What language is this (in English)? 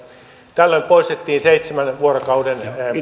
Finnish